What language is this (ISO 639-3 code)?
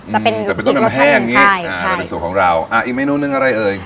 tha